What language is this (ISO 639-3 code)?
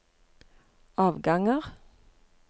nor